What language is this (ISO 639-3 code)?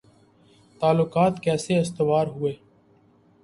urd